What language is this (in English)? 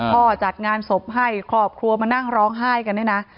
Thai